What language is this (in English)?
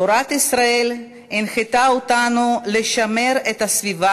Hebrew